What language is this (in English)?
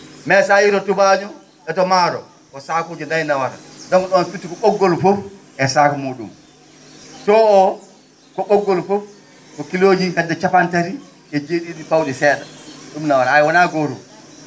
Fula